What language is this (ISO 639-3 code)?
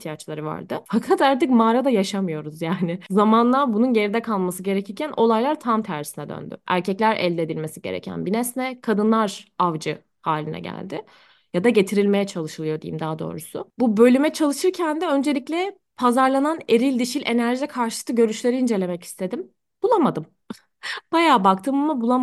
tur